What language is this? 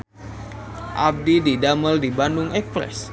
Sundanese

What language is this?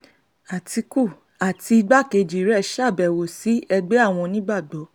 Yoruba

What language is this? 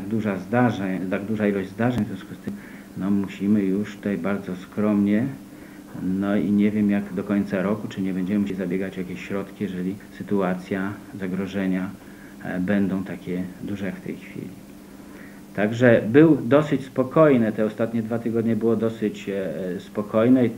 Polish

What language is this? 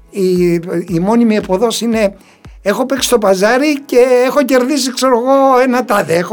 Greek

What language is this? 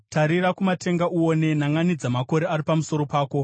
Shona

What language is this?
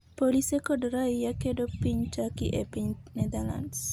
Luo (Kenya and Tanzania)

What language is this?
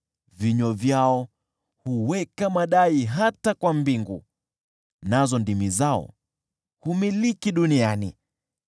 Swahili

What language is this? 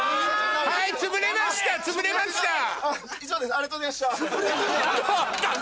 Japanese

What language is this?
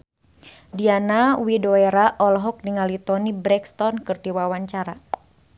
Sundanese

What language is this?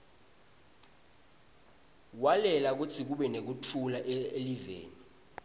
Swati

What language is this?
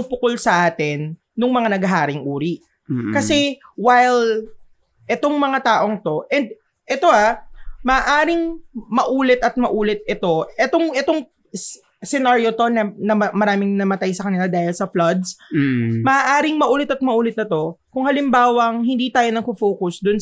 Filipino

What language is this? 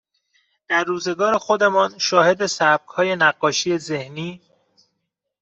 Persian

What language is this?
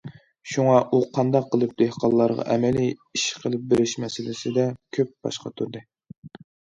Uyghur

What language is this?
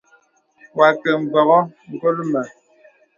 Bebele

